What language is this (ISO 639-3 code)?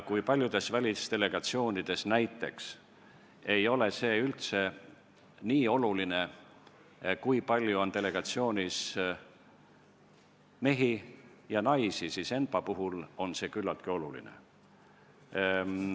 est